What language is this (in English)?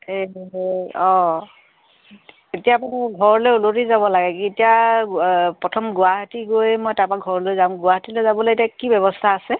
Assamese